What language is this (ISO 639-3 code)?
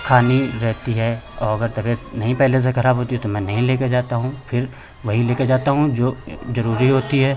hin